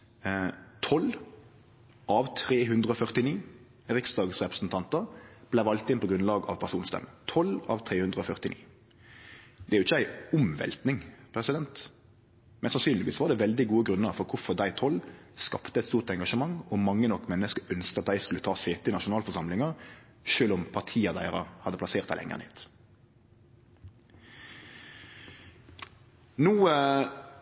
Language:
Norwegian Nynorsk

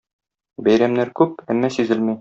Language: Tatar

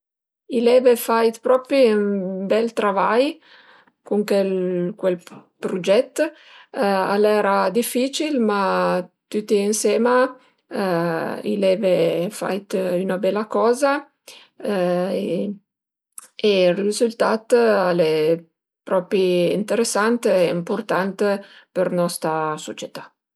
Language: Piedmontese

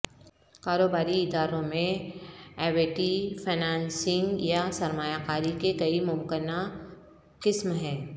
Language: Urdu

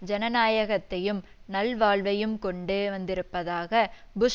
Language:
Tamil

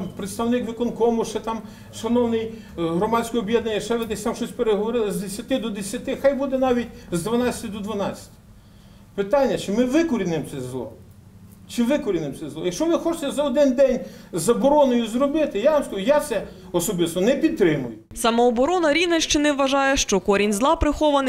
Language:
Ukrainian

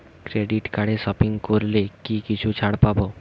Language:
Bangla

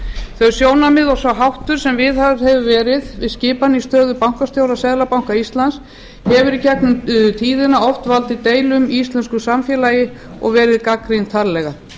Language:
Icelandic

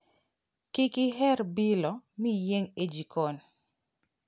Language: Luo (Kenya and Tanzania)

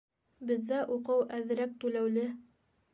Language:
Bashkir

